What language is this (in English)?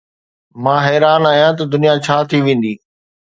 Sindhi